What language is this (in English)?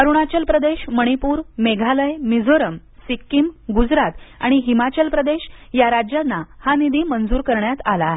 Marathi